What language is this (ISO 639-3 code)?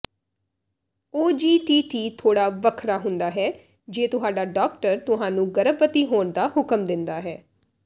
pan